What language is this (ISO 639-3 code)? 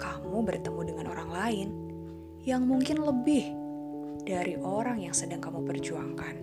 ind